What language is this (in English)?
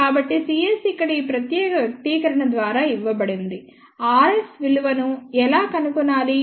Telugu